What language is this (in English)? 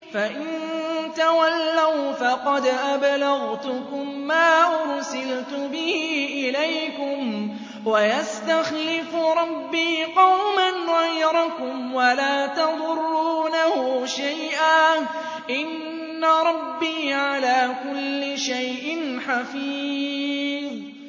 Arabic